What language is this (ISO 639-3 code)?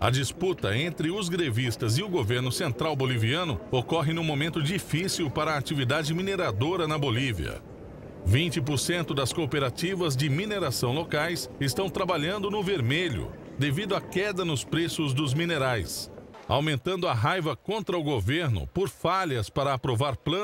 por